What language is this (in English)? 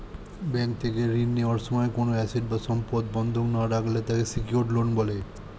Bangla